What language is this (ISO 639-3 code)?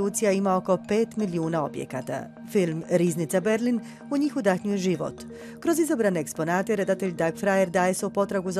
hrv